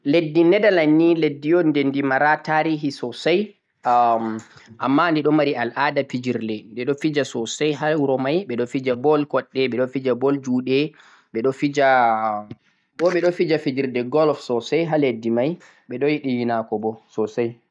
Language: Central-Eastern Niger Fulfulde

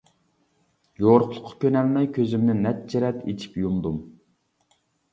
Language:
Uyghur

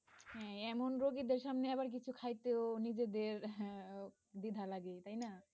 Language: Bangla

